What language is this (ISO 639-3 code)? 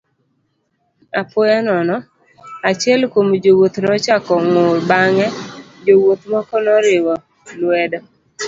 luo